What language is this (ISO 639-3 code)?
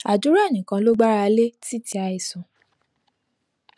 yor